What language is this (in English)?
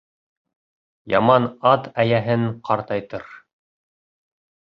Bashkir